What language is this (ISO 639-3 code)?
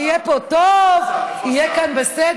heb